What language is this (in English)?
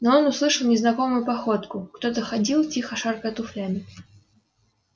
Russian